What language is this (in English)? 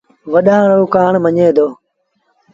Sindhi Bhil